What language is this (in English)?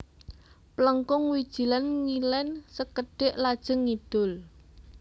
Javanese